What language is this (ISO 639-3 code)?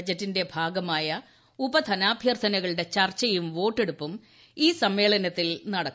mal